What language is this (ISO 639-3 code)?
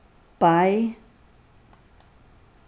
fao